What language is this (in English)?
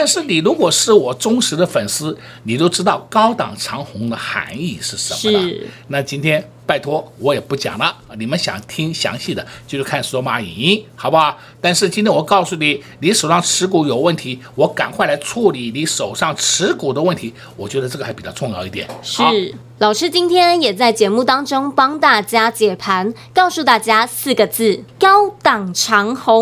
Chinese